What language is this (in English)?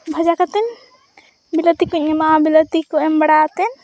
Santali